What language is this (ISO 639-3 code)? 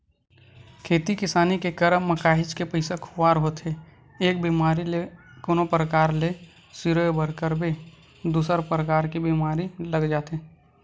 hne